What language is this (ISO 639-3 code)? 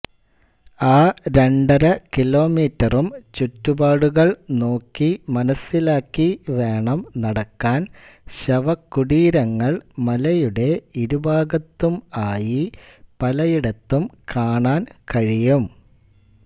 mal